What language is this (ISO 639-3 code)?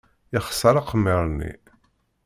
kab